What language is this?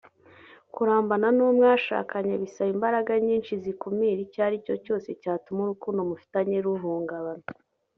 Kinyarwanda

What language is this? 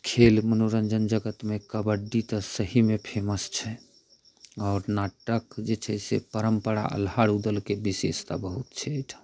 Maithili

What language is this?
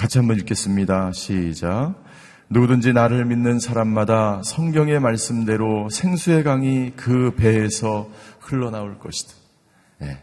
Korean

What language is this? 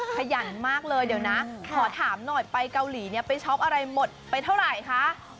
Thai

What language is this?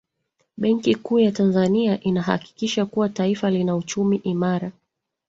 Swahili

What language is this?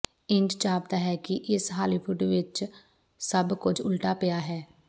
Punjabi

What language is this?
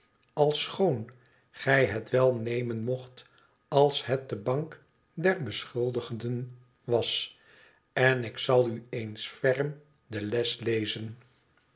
Dutch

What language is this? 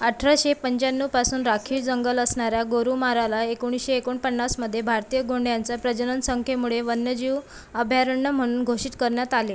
Marathi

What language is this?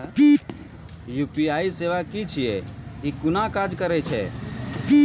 Maithili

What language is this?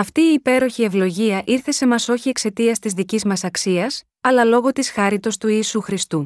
Greek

